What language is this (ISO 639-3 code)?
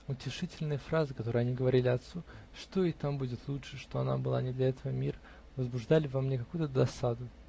rus